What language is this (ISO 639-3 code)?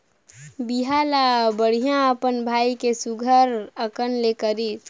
hne